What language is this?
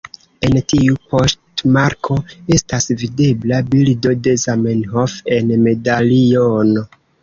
Esperanto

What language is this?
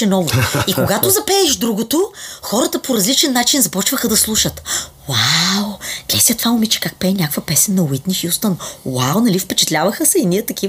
Bulgarian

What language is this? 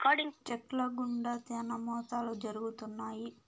Telugu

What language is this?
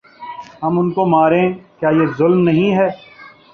Urdu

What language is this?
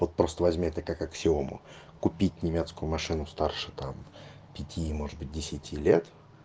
Russian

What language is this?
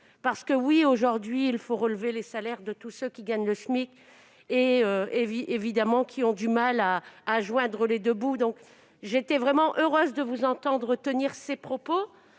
French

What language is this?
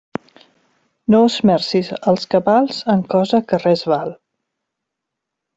Catalan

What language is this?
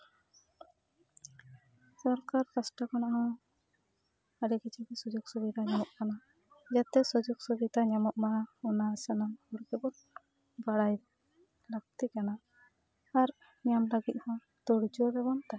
Santali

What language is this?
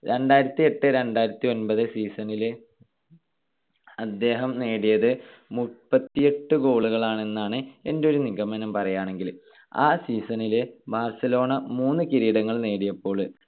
Malayalam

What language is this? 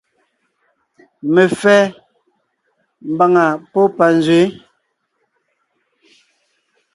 Ngiemboon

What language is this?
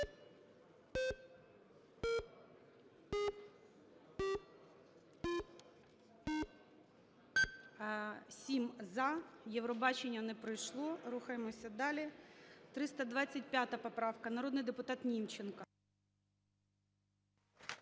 Ukrainian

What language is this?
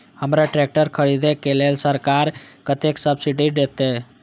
Maithili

